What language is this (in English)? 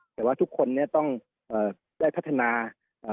Thai